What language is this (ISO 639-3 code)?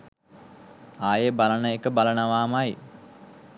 sin